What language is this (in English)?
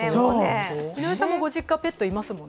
Japanese